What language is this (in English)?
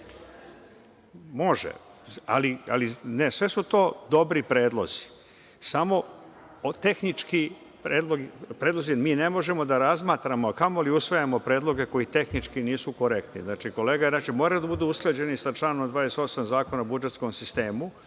Serbian